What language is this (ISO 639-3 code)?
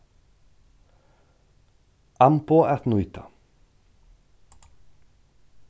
fao